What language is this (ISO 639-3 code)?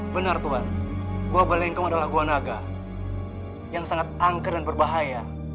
ind